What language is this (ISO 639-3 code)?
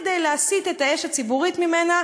heb